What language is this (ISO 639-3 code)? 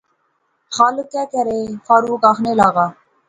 phr